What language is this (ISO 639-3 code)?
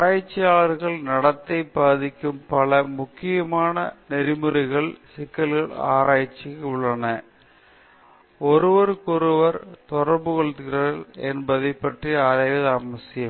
tam